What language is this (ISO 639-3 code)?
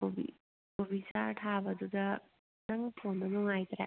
mni